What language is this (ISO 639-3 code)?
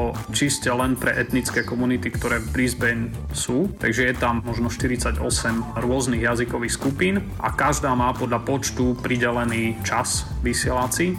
slk